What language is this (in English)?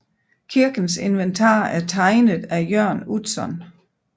Danish